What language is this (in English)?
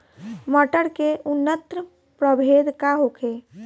Bhojpuri